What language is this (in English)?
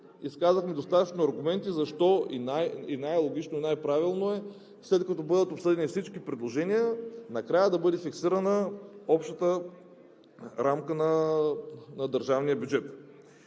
Bulgarian